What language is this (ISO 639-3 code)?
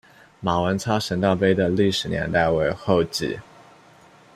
zho